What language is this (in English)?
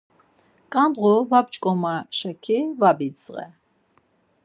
Laz